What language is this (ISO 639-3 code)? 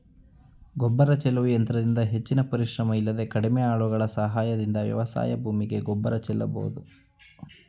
kan